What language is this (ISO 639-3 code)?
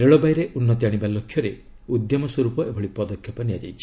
ori